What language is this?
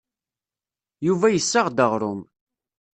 Kabyle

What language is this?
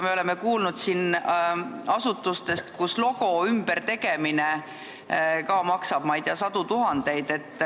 Estonian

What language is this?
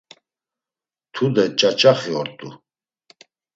Laz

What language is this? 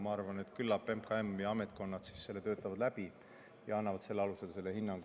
Estonian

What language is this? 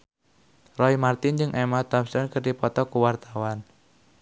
Sundanese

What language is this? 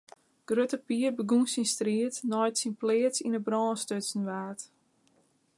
Western Frisian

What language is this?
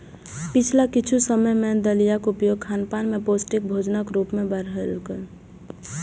Maithili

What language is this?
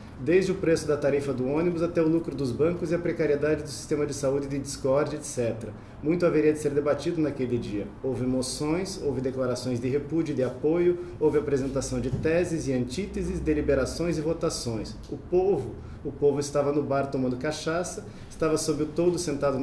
Portuguese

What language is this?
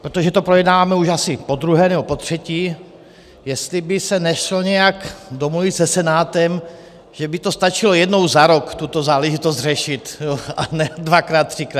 Czech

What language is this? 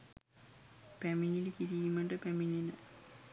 Sinhala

